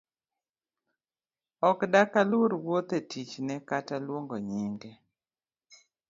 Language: Luo (Kenya and Tanzania)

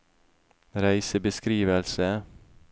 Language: Norwegian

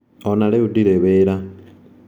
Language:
Kikuyu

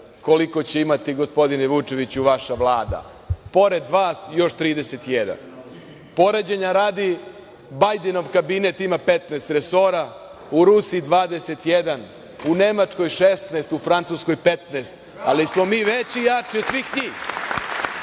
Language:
Serbian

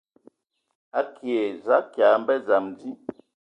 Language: Ewondo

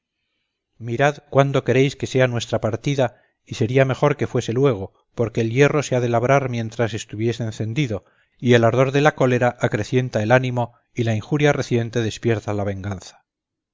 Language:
Spanish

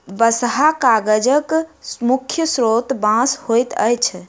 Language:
Maithili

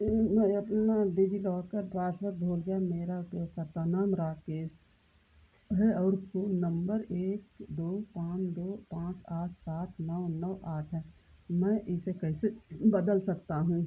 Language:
Hindi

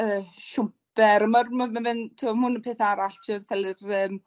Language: Welsh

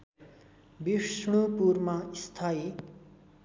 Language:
Nepali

